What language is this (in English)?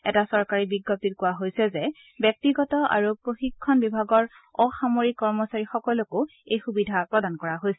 Assamese